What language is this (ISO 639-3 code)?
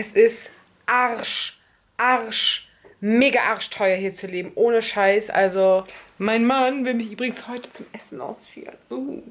deu